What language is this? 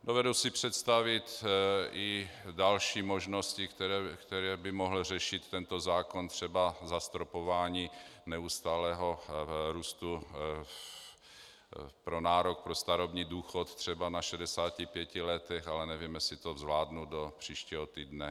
Czech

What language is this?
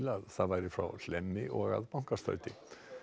Icelandic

